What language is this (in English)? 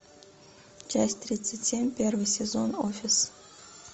Russian